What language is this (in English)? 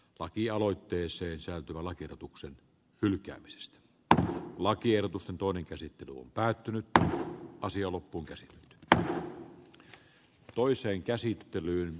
Finnish